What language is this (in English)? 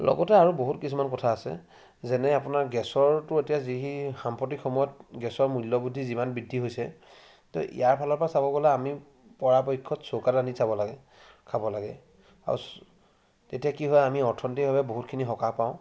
Assamese